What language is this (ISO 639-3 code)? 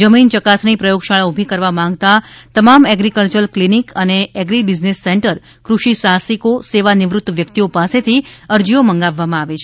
guj